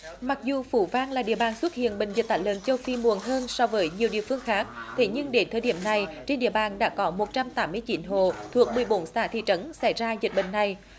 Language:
Vietnamese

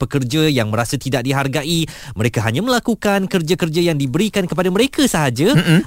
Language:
Malay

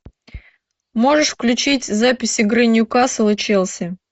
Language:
Russian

